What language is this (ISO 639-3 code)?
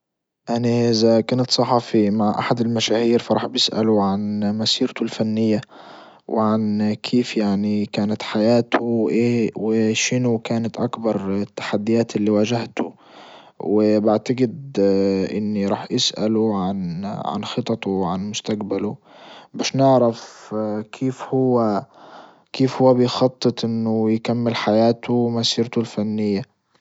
ayl